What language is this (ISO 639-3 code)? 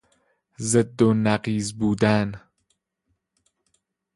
fas